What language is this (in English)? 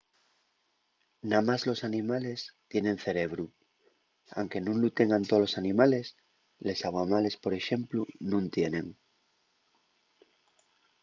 Asturian